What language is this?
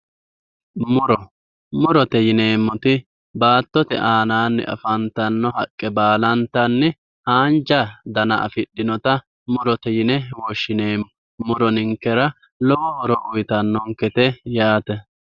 Sidamo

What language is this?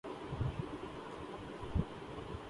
Urdu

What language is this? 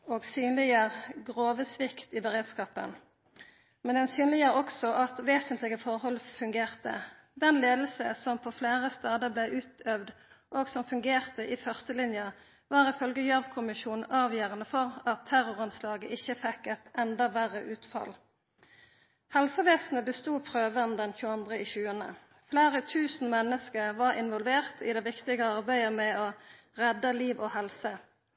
Norwegian Nynorsk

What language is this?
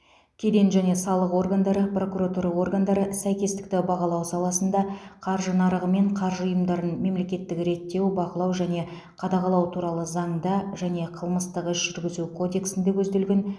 Kazakh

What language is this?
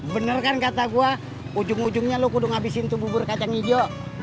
Indonesian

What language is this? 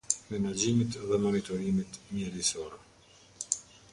Albanian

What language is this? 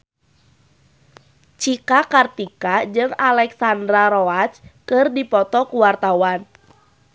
Sundanese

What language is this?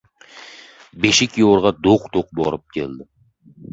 Uzbek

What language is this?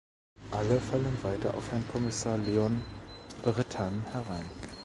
German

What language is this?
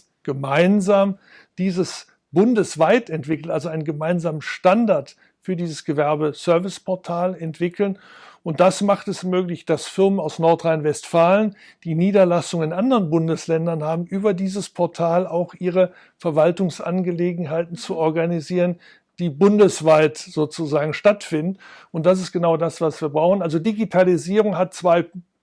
German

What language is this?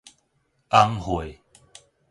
Min Nan Chinese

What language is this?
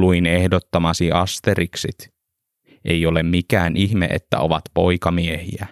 Finnish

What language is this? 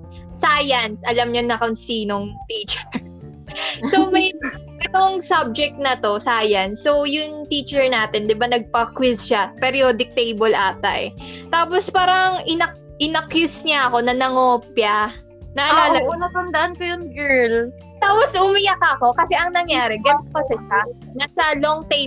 Filipino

